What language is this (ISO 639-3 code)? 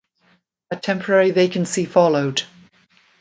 eng